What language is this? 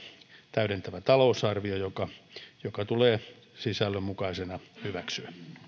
Finnish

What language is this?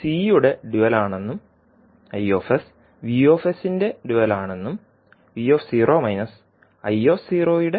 Malayalam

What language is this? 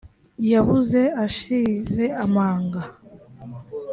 Kinyarwanda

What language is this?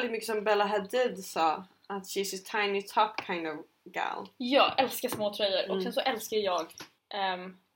Swedish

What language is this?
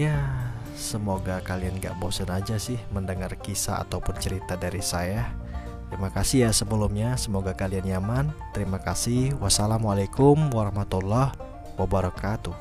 Indonesian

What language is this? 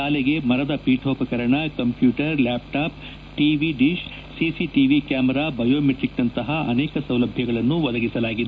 Kannada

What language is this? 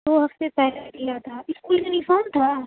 Urdu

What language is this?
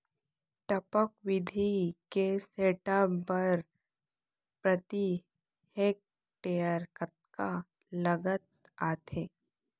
Chhattisgarhi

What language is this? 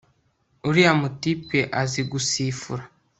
Kinyarwanda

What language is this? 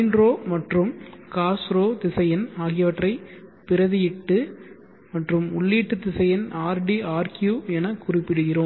Tamil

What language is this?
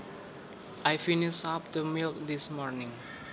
Javanese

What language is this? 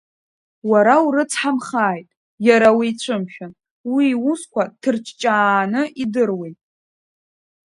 Abkhazian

